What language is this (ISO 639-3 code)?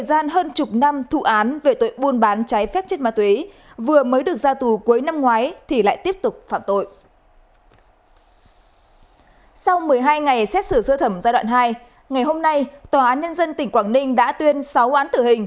vie